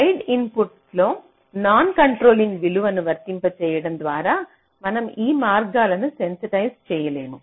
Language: Telugu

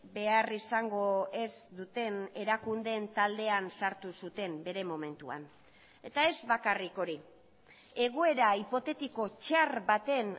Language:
Basque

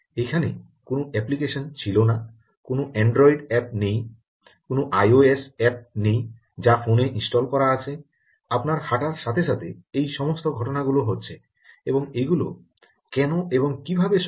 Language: Bangla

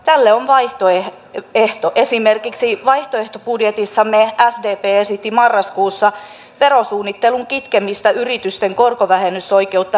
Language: Finnish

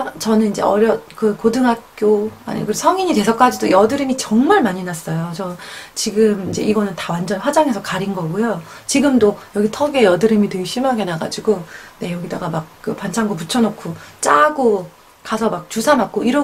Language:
Korean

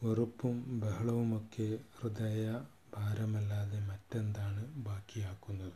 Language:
Malayalam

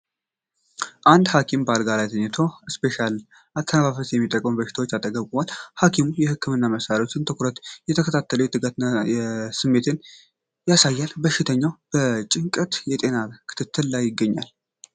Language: Amharic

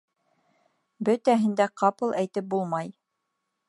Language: Bashkir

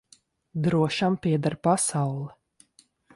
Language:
Latvian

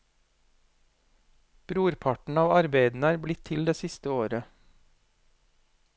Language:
Norwegian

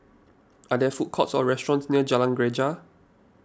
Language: English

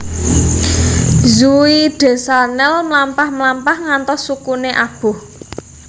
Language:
Javanese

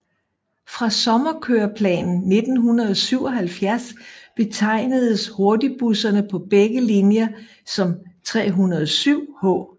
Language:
Danish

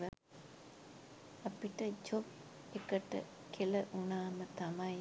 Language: Sinhala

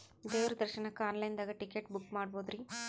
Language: Kannada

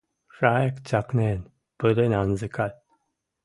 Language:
Western Mari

